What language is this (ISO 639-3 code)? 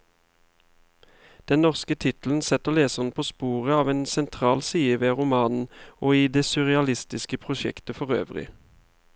nor